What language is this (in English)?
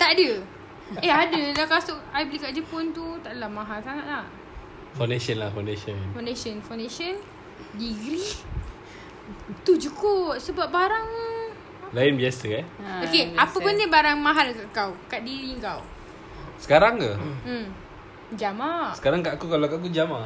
Malay